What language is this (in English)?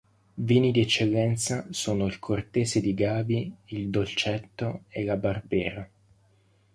Italian